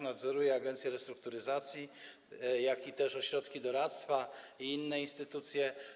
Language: Polish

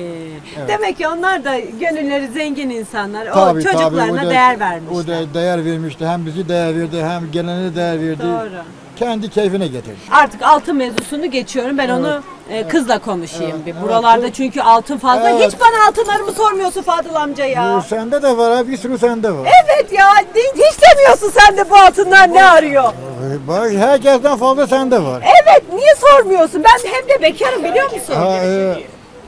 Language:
Turkish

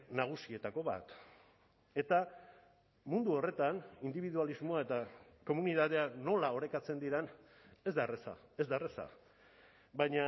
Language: Basque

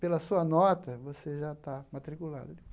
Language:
Portuguese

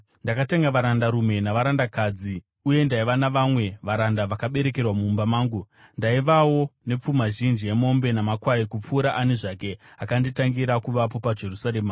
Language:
Shona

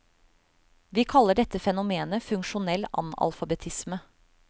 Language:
Norwegian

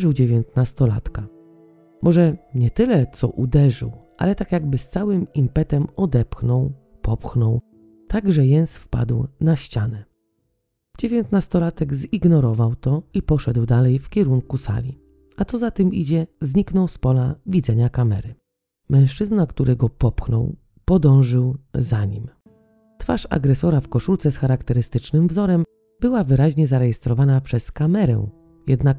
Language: Polish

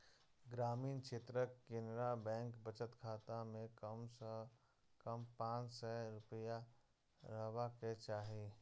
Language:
Maithili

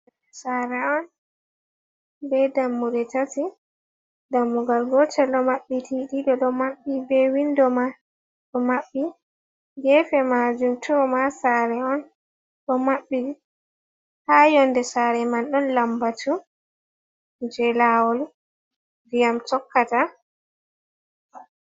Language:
Fula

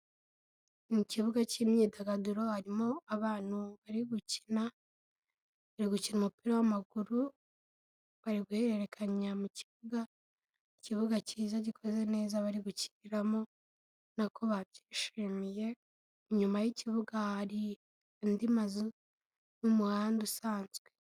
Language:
Kinyarwanda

